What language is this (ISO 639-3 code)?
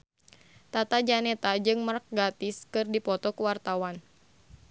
sun